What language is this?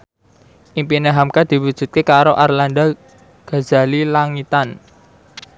Javanese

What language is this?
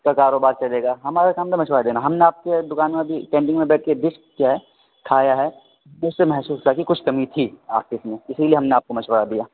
Urdu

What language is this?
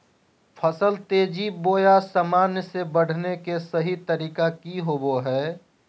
Magahi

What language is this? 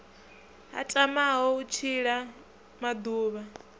Venda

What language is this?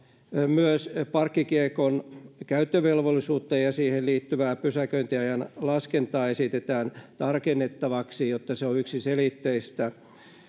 Finnish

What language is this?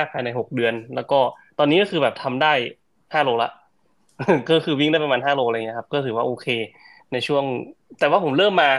Thai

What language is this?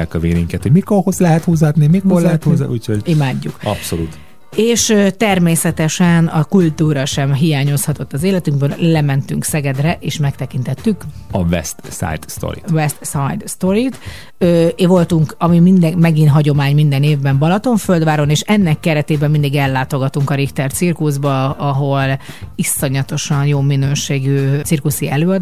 Hungarian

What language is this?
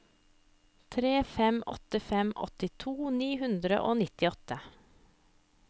Norwegian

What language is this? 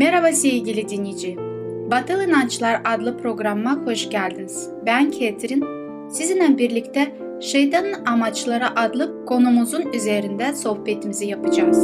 Turkish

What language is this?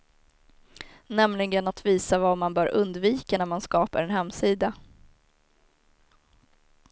Swedish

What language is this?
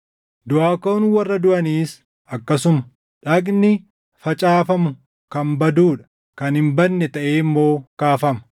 Oromo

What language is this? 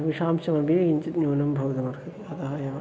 Sanskrit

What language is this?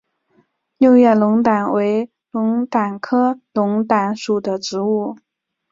Chinese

